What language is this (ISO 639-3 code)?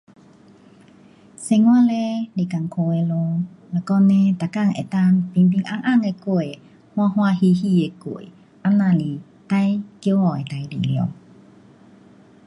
cpx